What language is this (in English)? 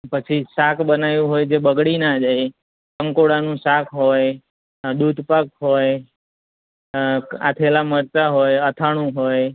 Gujarati